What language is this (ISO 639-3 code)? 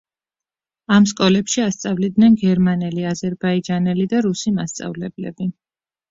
kat